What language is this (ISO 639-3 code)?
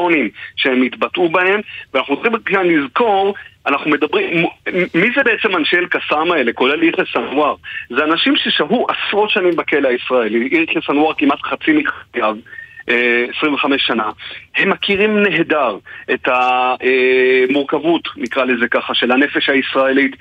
heb